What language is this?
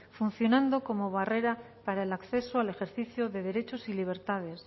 Spanish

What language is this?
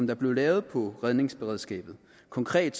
Danish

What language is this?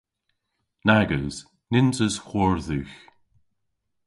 Cornish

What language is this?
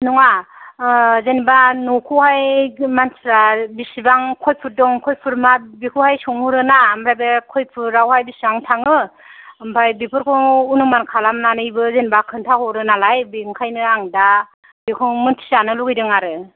Bodo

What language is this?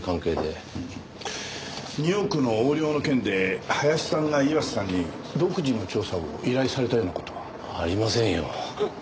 Japanese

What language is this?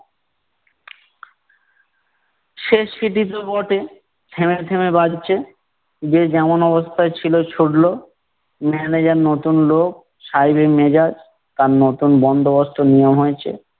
Bangla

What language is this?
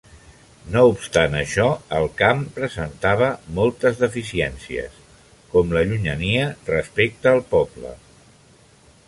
Catalan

